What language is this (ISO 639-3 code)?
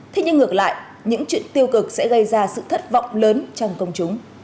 vie